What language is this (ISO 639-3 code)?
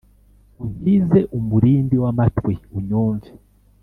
kin